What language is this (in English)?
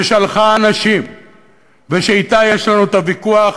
Hebrew